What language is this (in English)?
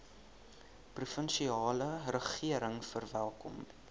Afrikaans